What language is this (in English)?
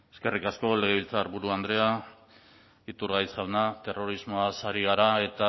Basque